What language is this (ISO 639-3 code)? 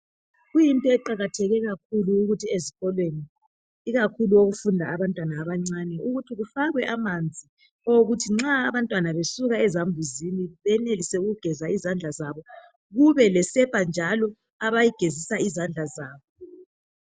nde